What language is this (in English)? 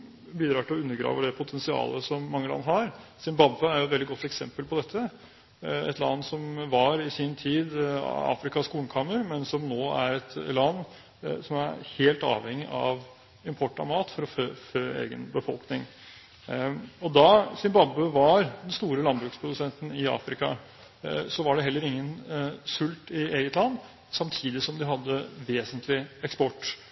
Norwegian Bokmål